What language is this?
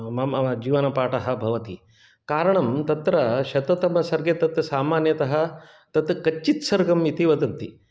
Sanskrit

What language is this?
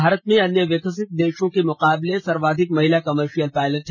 Hindi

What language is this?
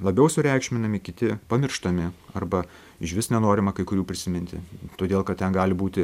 Lithuanian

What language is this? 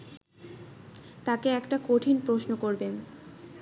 Bangla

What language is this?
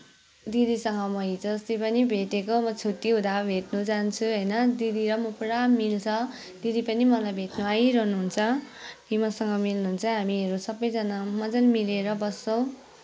Nepali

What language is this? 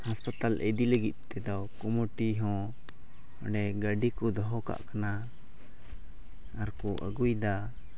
Santali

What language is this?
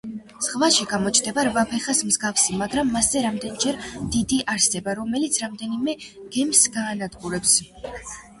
Georgian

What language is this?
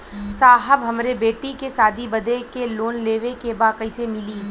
Bhojpuri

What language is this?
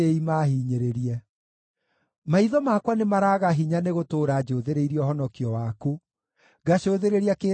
Kikuyu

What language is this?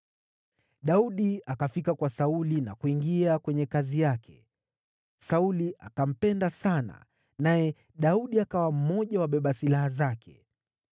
Swahili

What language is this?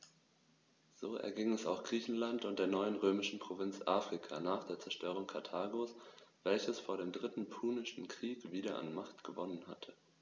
German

